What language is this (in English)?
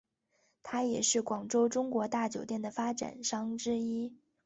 Chinese